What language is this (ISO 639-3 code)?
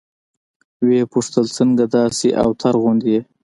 pus